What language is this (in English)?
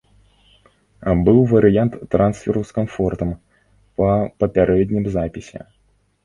Belarusian